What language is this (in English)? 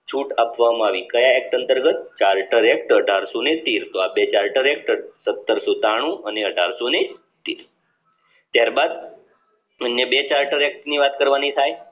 Gujarati